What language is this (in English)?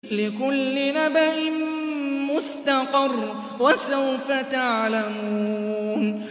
Arabic